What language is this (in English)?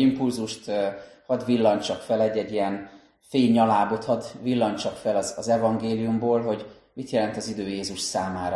Hungarian